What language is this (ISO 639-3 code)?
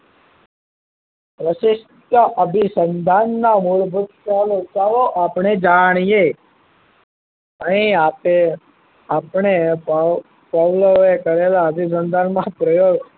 guj